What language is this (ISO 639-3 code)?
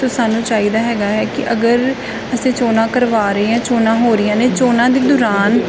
pan